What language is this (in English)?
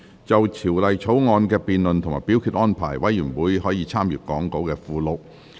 Cantonese